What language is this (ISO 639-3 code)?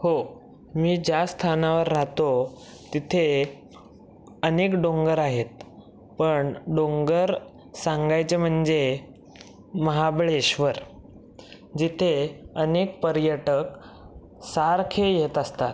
mar